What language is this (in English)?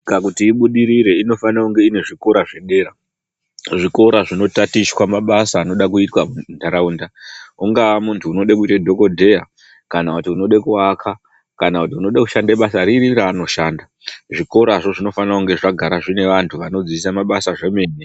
Ndau